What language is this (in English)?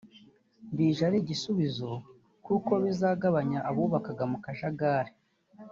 Kinyarwanda